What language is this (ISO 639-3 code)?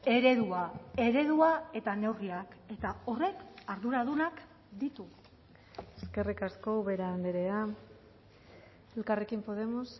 eus